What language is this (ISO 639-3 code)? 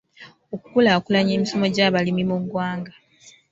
lug